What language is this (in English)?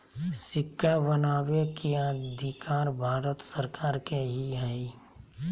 Magahi